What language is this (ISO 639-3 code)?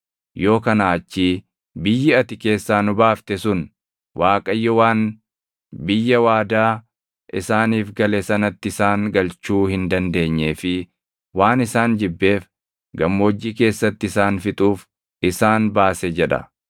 orm